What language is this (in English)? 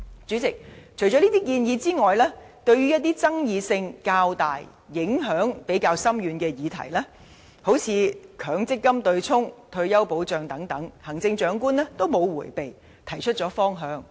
Cantonese